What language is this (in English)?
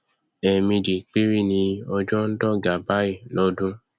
Yoruba